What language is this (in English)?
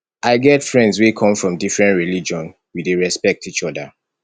Nigerian Pidgin